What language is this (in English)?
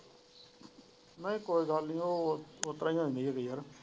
Punjabi